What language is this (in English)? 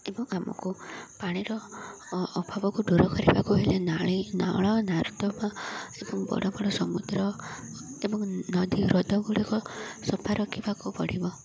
Odia